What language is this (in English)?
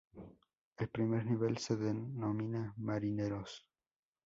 Spanish